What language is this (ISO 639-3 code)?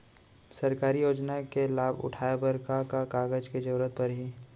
hne